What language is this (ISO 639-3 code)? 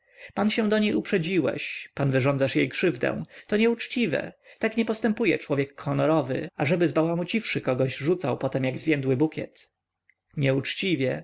pol